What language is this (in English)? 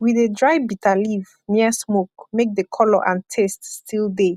Nigerian Pidgin